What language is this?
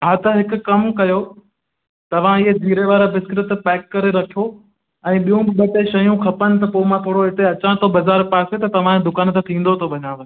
Sindhi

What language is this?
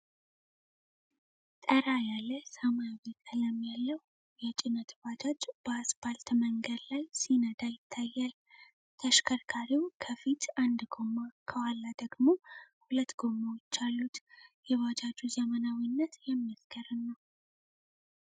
Amharic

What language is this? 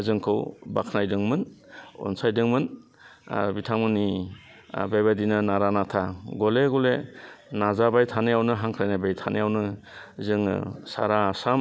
Bodo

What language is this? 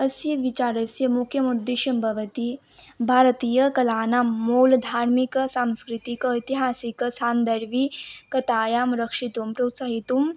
Sanskrit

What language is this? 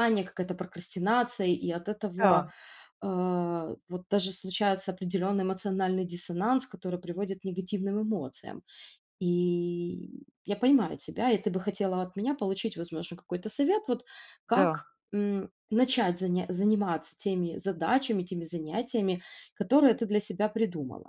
Russian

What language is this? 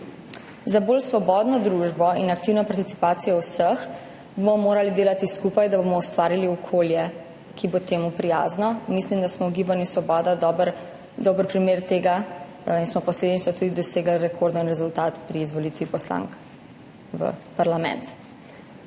Slovenian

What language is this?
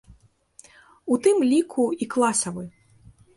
Belarusian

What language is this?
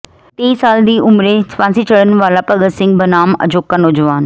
Punjabi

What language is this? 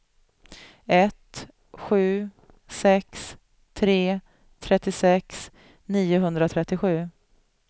Swedish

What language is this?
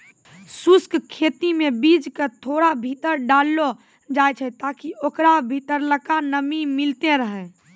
Maithili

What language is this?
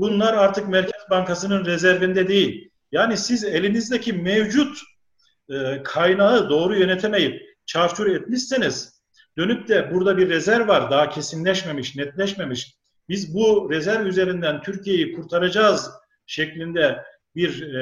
Turkish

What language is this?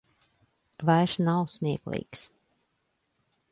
Latvian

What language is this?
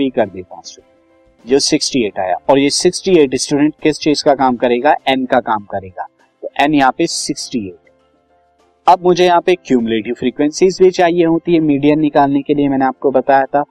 Hindi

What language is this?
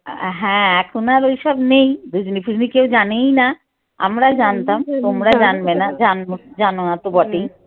Bangla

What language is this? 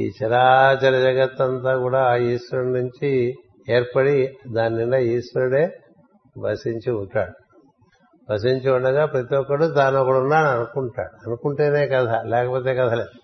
Telugu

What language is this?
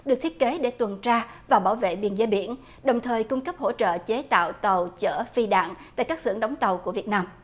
Vietnamese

